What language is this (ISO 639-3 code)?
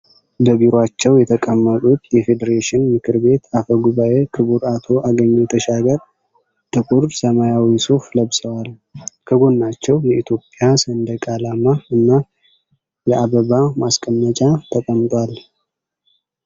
amh